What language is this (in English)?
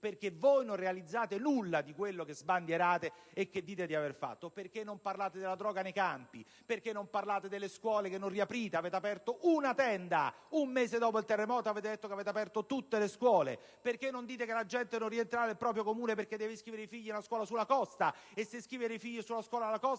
Italian